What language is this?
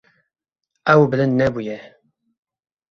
Kurdish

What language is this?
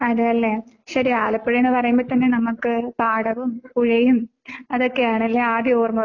Malayalam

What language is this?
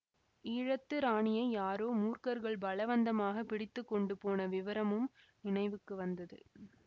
Tamil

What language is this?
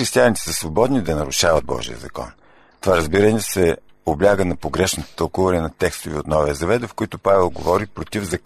Bulgarian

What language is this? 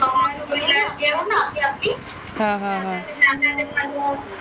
Marathi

